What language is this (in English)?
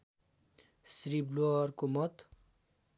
Nepali